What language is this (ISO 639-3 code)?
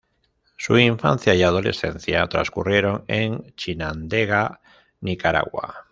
spa